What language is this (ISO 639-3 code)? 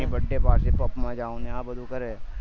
guj